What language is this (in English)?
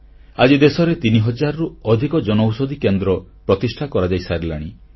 Odia